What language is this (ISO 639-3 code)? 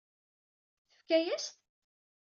kab